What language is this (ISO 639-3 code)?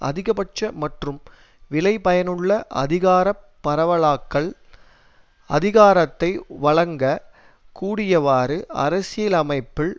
tam